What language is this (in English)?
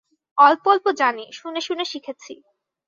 Bangla